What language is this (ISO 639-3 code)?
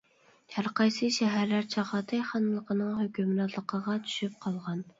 uig